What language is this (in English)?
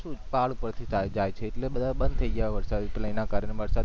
Gujarati